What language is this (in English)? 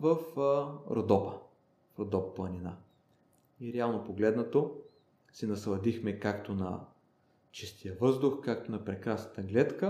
Bulgarian